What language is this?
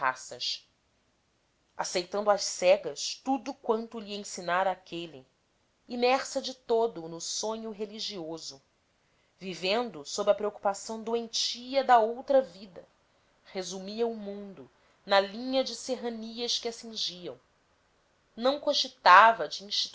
Portuguese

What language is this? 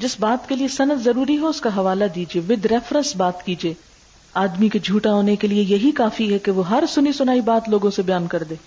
Urdu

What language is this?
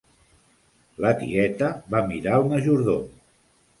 Catalan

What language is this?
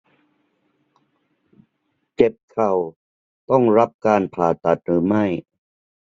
Thai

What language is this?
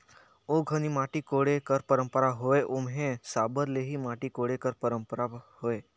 Chhattisgarhi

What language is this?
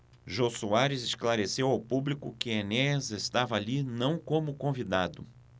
Portuguese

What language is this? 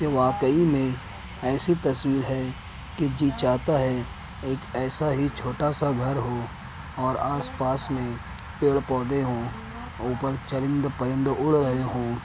Urdu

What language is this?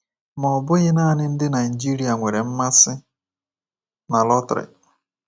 Igbo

